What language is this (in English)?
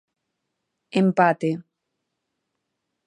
Galician